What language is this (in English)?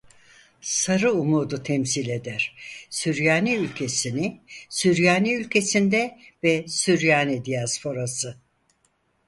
Turkish